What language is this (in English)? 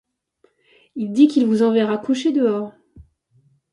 French